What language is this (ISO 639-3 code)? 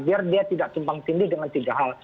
ind